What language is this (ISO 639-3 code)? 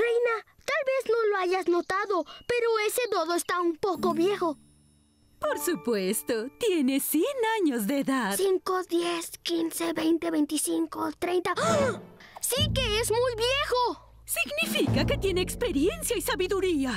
spa